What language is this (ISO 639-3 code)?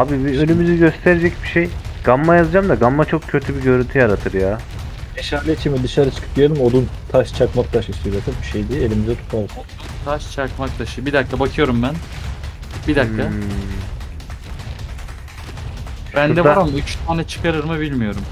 tur